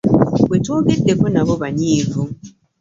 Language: Ganda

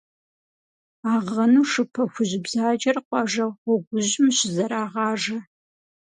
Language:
Kabardian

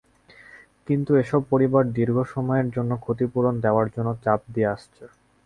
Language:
Bangla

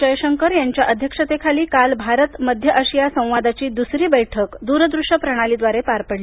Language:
Marathi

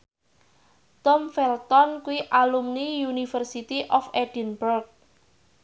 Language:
Javanese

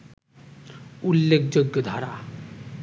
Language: Bangla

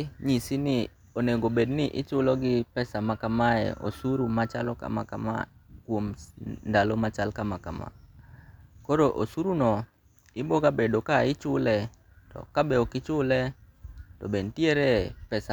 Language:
Luo (Kenya and Tanzania)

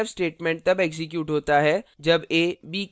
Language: Hindi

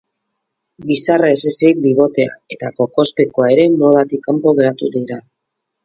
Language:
Basque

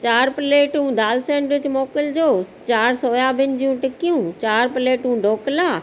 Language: Sindhi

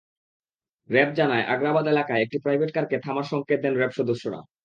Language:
Bangla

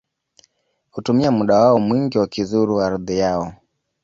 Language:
Swahili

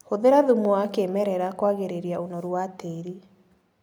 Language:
Kikuyu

